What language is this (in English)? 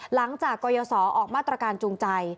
Thai